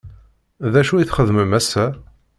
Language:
Kabyle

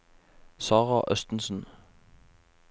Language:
Norwegian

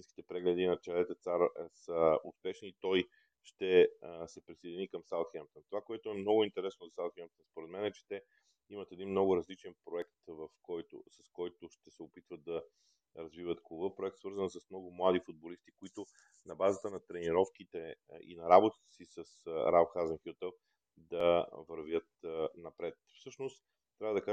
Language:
Bulgarian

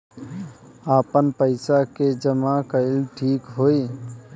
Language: Bhojpuri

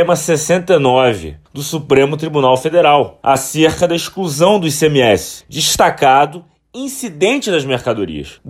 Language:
Portuguese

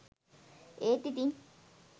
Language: Sinhala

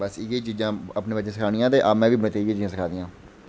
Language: Dogri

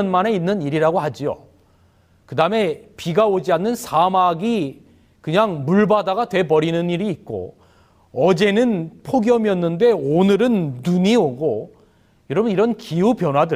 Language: Korean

